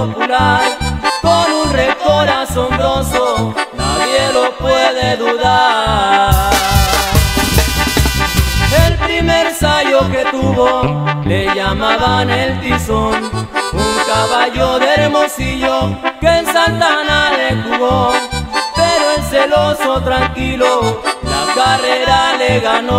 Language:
Spanish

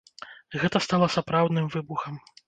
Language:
Belarusian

